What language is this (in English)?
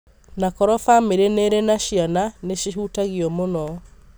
Kikuyu